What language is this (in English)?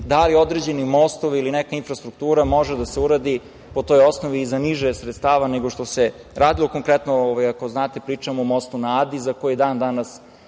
Serbian